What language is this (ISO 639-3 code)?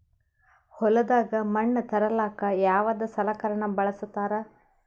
kan